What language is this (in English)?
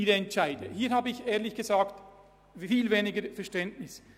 Swiss German